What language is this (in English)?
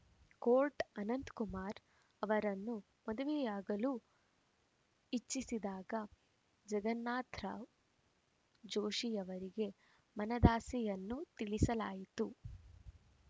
Kannada